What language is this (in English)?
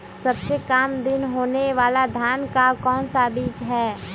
Magahi